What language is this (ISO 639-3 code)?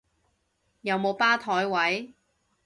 yue